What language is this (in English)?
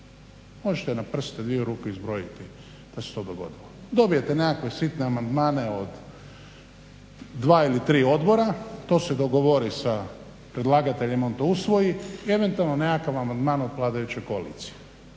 Croatian